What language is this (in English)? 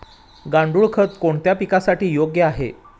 Marathi